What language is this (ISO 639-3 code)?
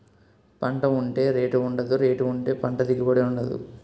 tel